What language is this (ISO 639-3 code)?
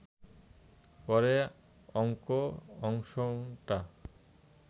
ben